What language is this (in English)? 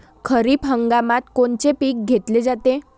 Marathi